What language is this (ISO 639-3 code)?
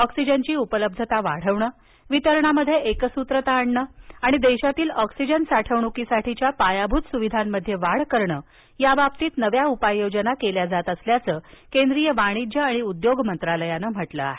mar